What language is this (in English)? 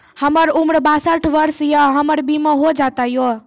Maithili